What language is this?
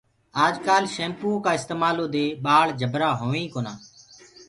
Gurgula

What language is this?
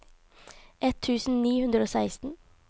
Norwegian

